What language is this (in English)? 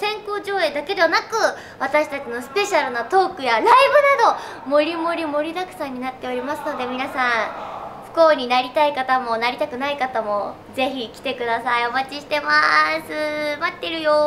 Japanese